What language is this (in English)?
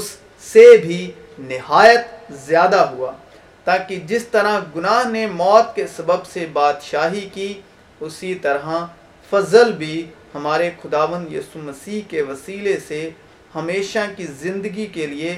Urdu